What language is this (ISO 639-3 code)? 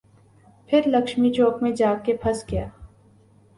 urd